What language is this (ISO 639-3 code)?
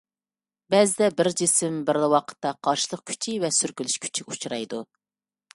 uig